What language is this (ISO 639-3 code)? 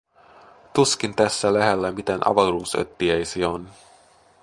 fin